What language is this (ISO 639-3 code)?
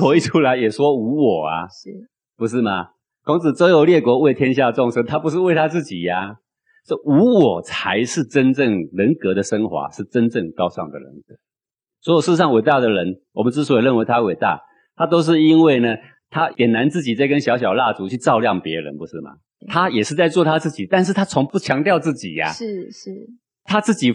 zho